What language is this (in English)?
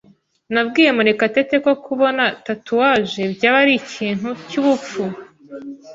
Kinyarwanda